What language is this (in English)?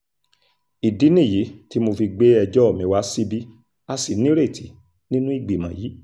Yoruba